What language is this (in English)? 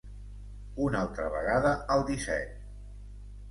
Catalan